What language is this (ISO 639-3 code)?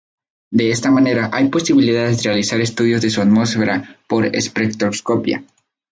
spa